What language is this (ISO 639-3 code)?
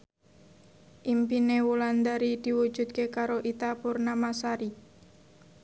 jav